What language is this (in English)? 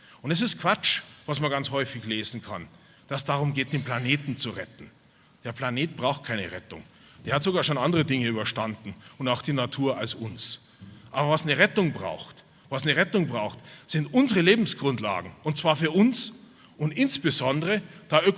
German